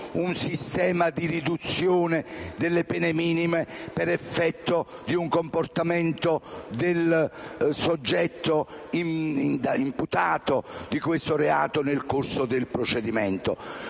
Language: Italian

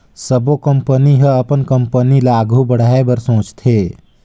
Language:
Chhattisgarhi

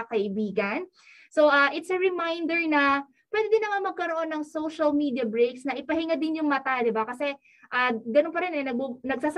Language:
Filipino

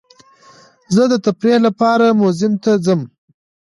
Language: Pashto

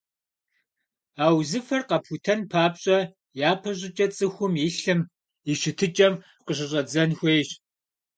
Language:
Kabardian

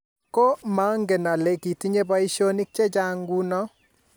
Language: Kalenjin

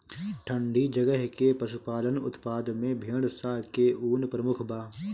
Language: Bhojpuri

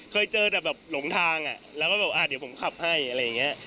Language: Thai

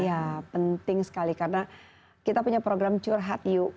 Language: Indonesian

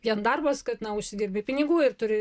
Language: Lithuanian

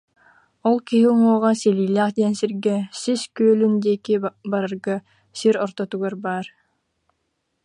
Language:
Yakut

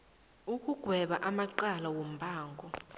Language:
South Ndebele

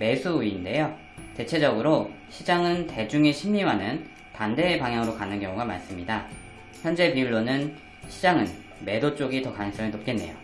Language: Korean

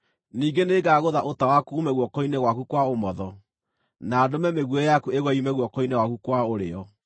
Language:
Kikuyu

